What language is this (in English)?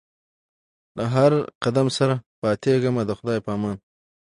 Pashto